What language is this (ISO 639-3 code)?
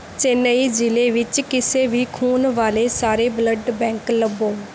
pan